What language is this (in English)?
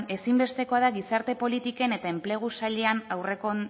Basque